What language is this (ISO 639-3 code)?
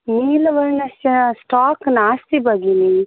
san